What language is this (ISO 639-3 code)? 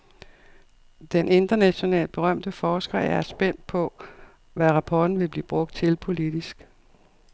dan